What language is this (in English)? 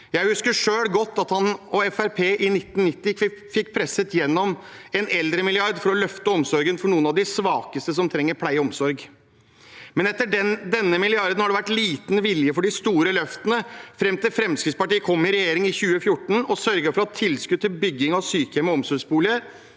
Norwegian